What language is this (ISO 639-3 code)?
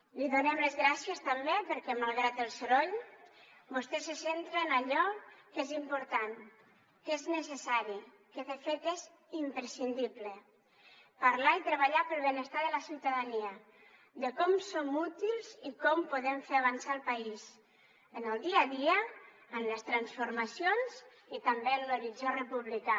cat